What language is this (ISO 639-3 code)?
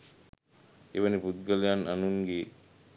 sin